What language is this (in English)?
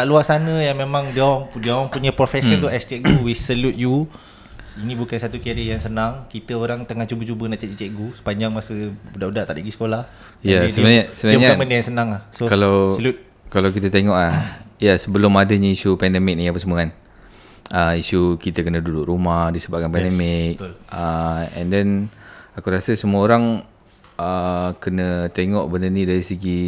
Malay